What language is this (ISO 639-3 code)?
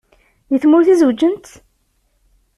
kab